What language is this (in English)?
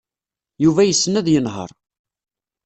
Kabyle